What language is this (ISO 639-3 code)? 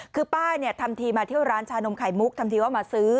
tha